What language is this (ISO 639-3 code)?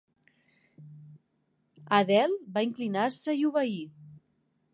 cat